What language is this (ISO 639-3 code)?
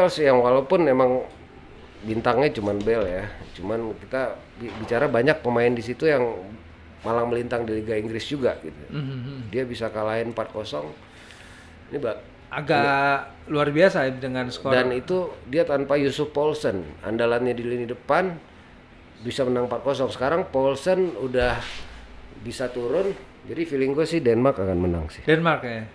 ind